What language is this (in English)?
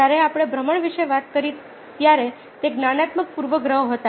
Gujarati